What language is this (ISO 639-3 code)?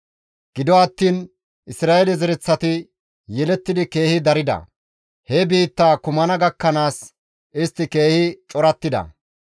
gmv